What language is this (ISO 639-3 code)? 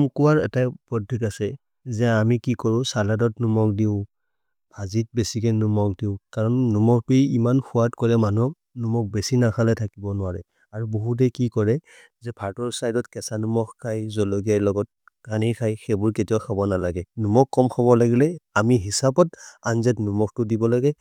mrr